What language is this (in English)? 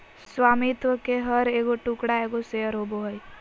Magahi